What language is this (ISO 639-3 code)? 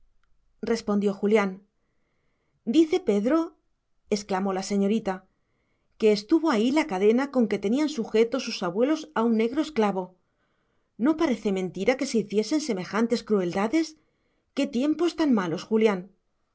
spa